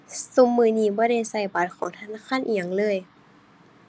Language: Thai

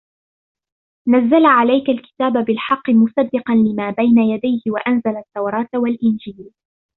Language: Arabic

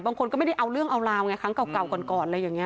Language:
Thai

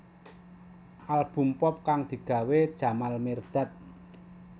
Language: Javanese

